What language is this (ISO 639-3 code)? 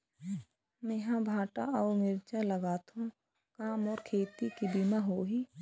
hne